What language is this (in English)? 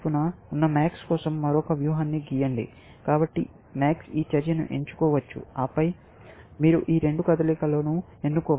Telugu